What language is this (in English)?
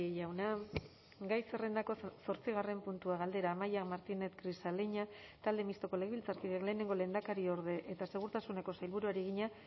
Basque